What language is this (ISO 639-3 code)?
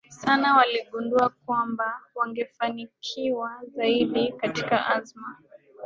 swa